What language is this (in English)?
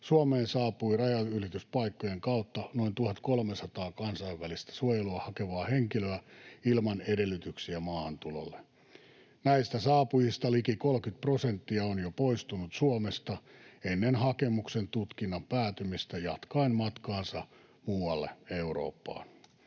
Finnish